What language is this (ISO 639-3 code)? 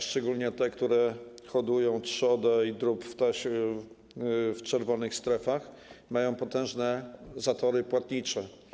pol